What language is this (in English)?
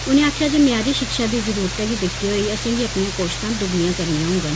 Dogri